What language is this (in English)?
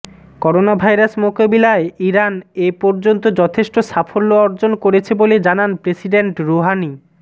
Bangla